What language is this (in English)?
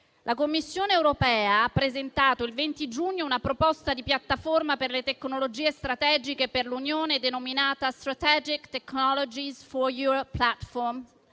Italian